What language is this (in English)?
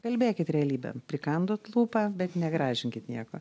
Lithuanian